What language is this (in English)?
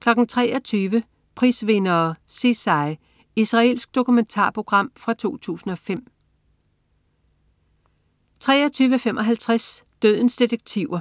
Danish